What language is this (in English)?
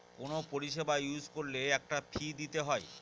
Bangla